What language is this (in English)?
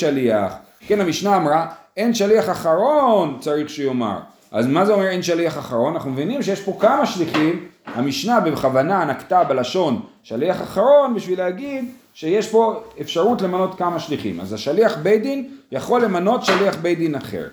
Hebrew